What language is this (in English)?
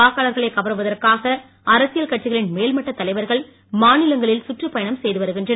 Tamil